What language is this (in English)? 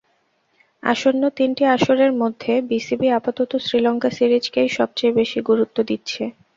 Bangla